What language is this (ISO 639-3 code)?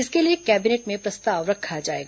hin